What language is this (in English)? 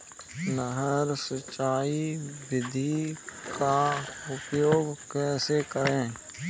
Hindi